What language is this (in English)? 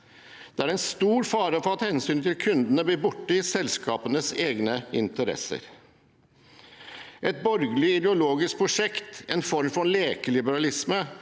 Norwegian